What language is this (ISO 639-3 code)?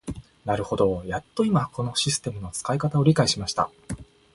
jpn